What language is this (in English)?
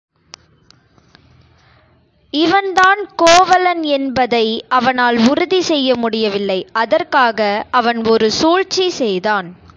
Tamil